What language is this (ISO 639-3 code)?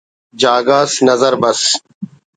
brh